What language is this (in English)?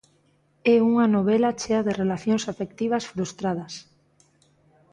Galician